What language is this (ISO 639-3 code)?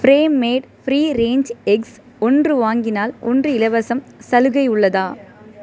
tam